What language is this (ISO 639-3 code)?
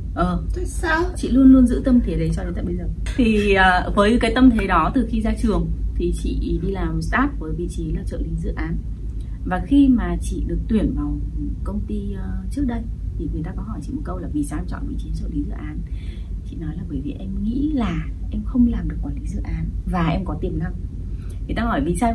vie